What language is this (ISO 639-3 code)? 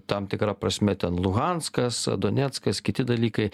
lit